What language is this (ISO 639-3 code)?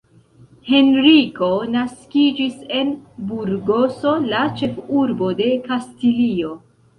epo